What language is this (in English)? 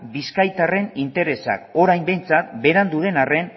Basque